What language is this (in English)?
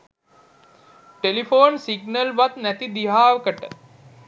Sinhala